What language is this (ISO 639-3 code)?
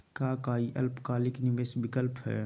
mag